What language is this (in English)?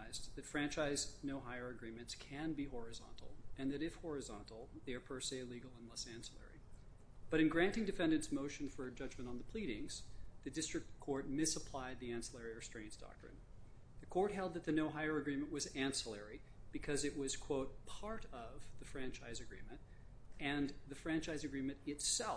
English